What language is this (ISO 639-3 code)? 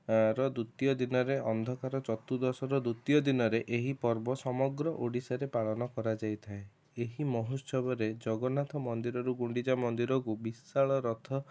ori